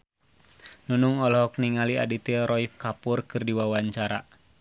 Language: Sundanese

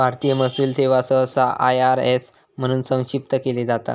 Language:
Marathi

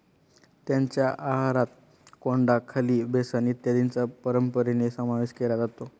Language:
Marathi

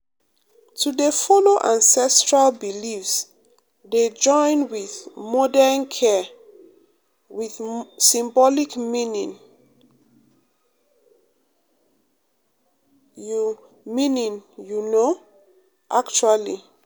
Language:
Nigerian Pidgin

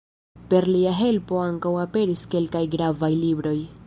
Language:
Esperanto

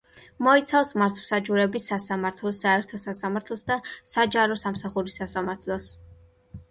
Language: Georgian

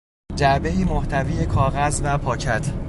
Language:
Persian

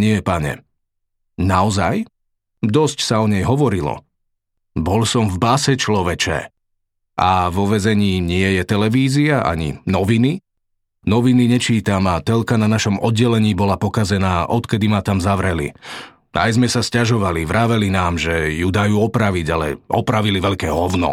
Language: Slovak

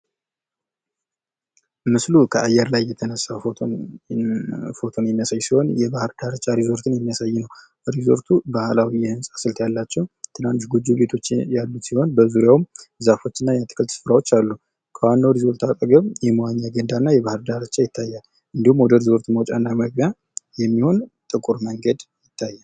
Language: Amharic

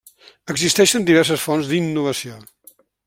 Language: Catalan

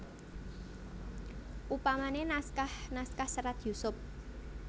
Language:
Javanese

